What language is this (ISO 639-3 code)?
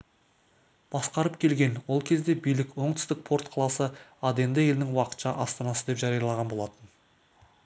kaz